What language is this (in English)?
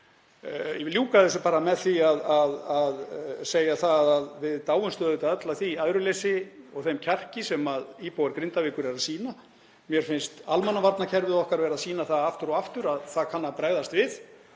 Icelandic